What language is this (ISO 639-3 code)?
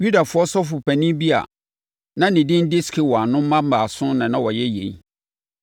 aka